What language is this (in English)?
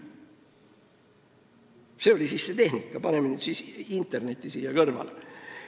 Estonian